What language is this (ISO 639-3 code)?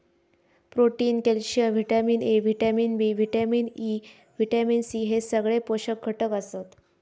mar